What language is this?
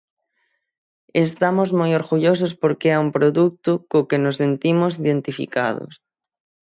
Galician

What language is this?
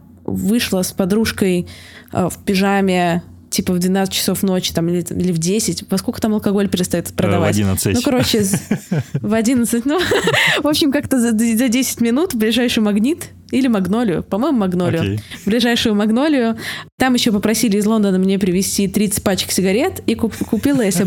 Russian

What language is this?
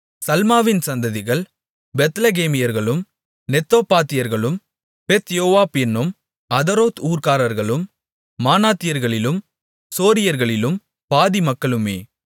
Tamil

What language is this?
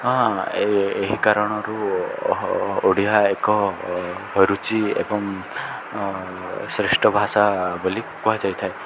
Odia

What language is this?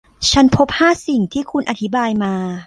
Thai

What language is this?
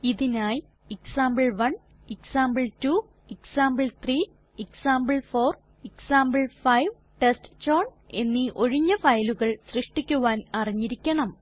Malayalam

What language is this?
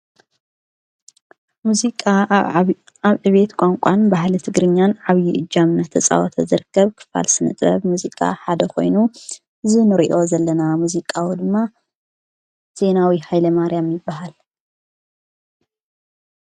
Tigrinya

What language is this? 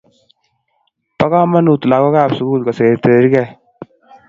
Kalenjin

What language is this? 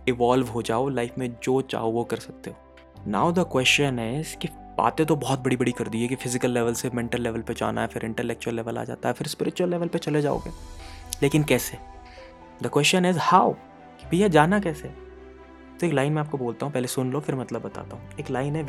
Hindi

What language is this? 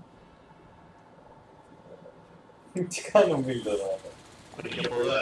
Greek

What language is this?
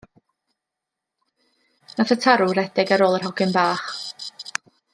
Welsh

